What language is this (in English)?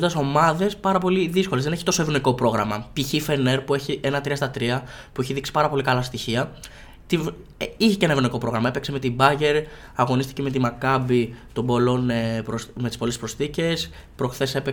Greek